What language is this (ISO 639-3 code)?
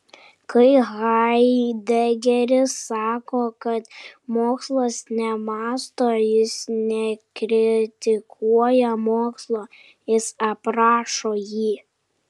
lit